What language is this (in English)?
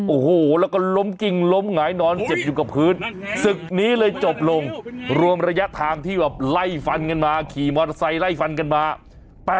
Thai